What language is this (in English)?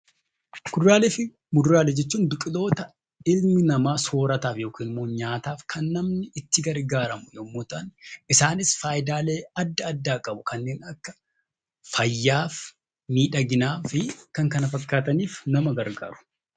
Oromo